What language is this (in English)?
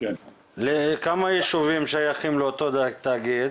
Hebrew